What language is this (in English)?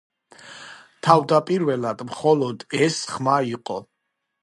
Georgian